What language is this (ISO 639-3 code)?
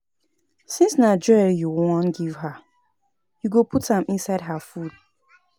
pcm